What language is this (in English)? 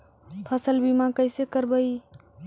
Magahi